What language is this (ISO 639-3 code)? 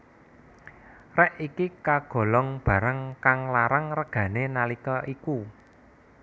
jav